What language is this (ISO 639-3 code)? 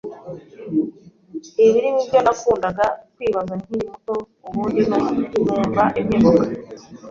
kin